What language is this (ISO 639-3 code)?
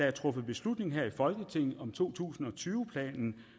dan